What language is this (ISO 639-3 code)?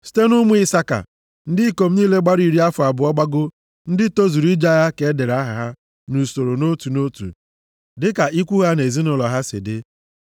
ibo